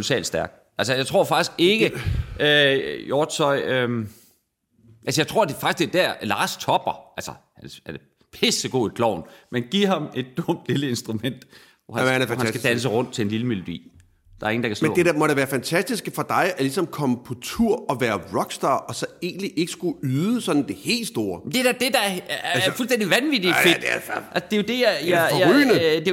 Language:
Danish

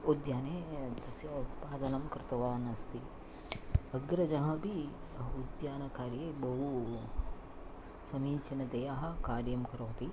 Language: Sanskrit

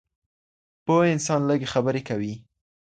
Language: Pashto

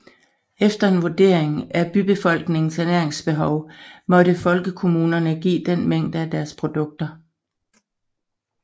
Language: Danish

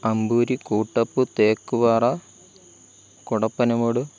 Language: Malayalam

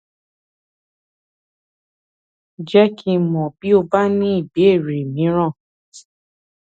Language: Yoruba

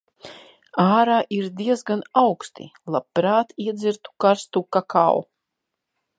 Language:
Latvian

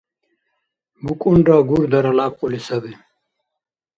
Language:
Dargwa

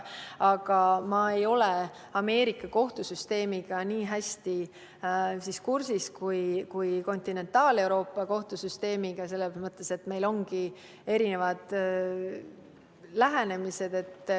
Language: Estonian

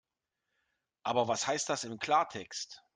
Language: German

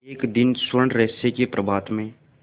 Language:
Hindi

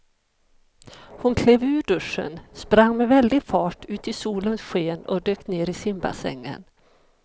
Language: Swedish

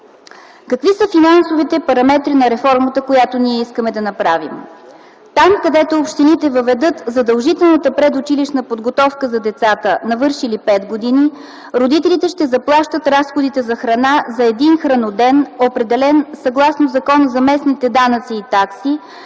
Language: Bulgarian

